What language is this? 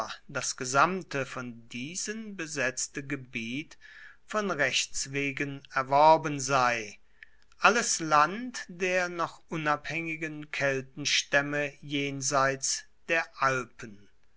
German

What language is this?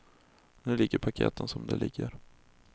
Swedish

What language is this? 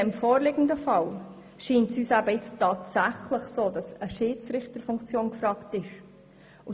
Swiss German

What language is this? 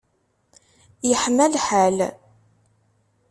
Kabyle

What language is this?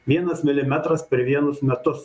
Lithuanian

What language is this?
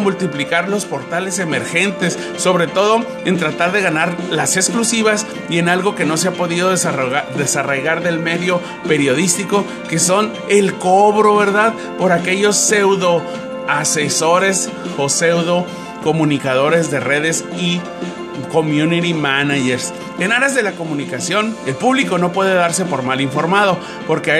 Spanish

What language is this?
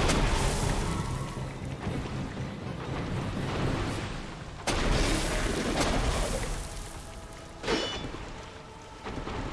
Spanish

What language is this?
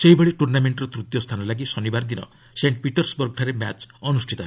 Odia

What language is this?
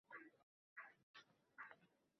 Uzbek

